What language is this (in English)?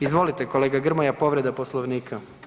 Croatian